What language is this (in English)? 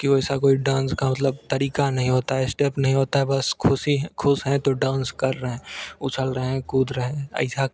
Hindi